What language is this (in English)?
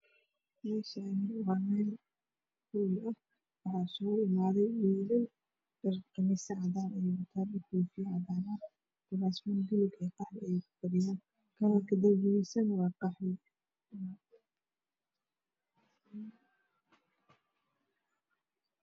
Somali